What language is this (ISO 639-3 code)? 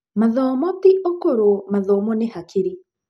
kik